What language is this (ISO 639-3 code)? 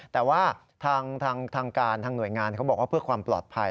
tha